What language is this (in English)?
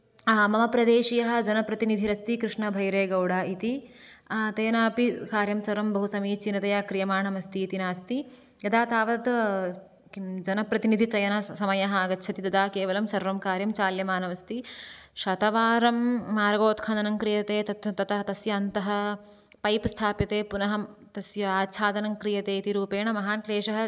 Sanskrit